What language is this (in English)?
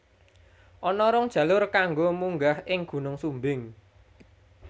Javanese